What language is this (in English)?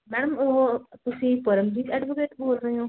Punjabi